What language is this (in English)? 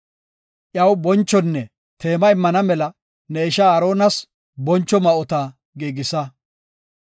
Gofa